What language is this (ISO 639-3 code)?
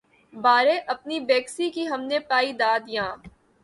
urd